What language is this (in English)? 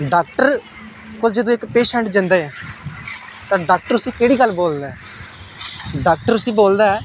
Dogri